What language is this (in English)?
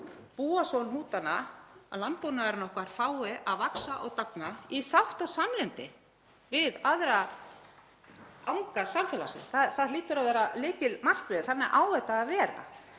Icelandic